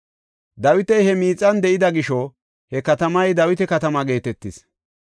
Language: Gofa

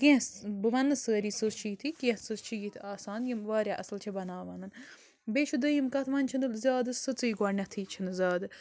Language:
Kashmiri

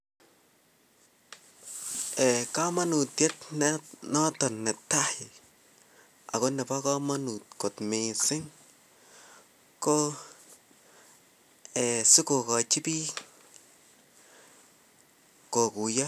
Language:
Kalenjin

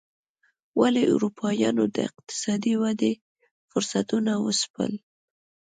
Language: Pashto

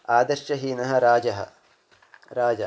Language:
Sanskrit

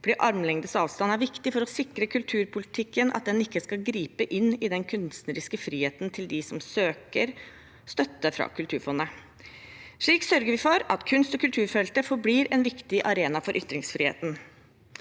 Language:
Norwegian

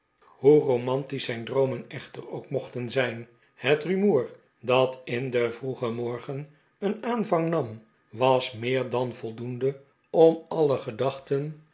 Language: Dutch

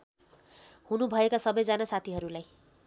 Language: Nepali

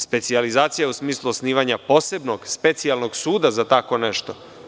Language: Serbian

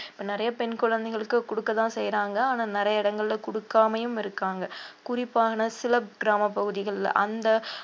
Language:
Tamil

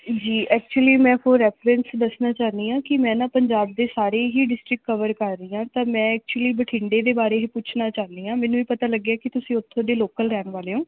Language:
Punjabi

